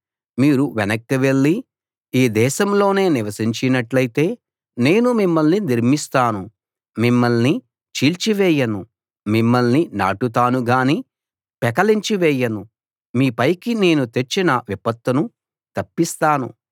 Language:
Telugu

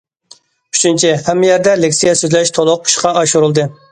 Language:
Uyghur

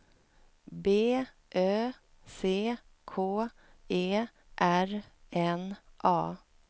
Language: Swedish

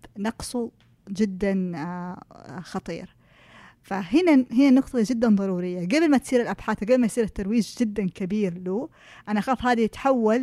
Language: Arabic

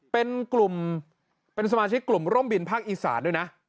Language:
Thai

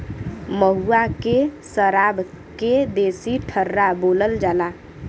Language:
Bhojpuri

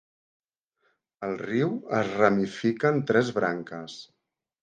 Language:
Catalan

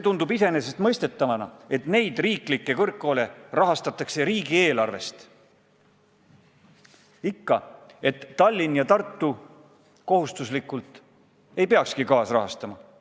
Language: Estonian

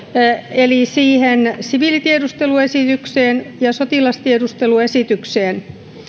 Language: Finnish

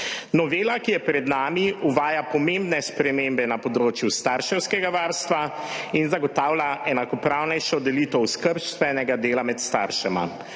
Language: Slovenian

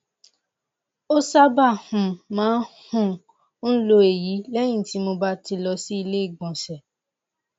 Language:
Yoruba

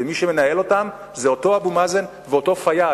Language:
Hebrew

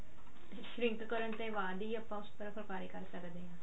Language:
Punjabi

